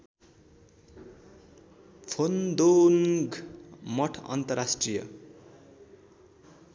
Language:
Nepali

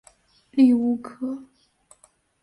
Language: Chinese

